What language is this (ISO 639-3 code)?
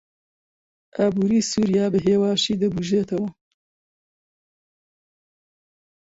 ckb